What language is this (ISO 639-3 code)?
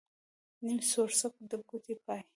pus